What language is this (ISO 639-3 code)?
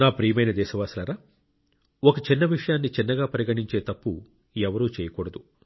tel